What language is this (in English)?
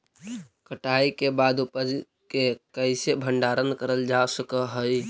Magahi